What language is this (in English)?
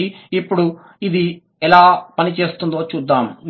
Telugu